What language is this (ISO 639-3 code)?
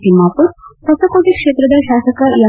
kan